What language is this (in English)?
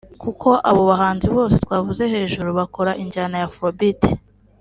Kinyarwanda